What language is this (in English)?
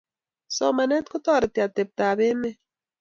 Kalenjin